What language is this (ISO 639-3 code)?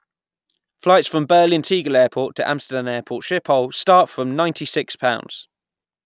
eng